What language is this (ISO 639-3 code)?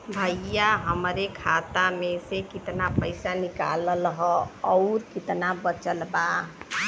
bho